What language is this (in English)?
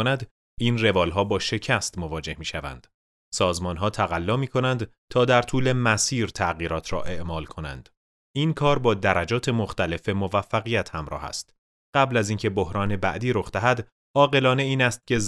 Persian